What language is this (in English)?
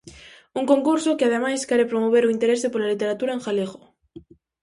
Galician